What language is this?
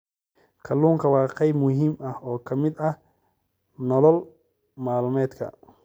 Somali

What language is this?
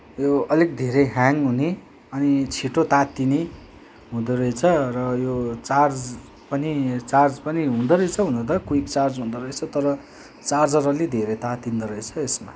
Nepali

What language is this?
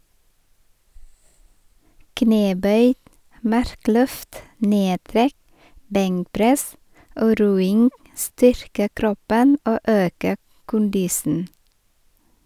Norwegian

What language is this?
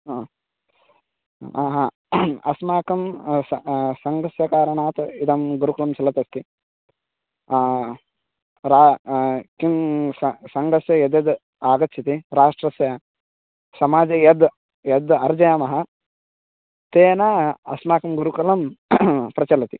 Sanskrit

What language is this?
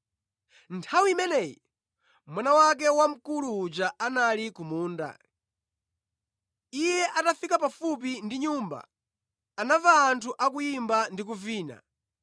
Nyanja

